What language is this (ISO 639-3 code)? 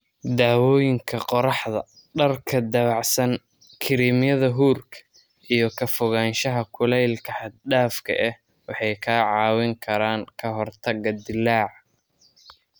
som